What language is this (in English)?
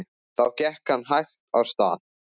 Icelandic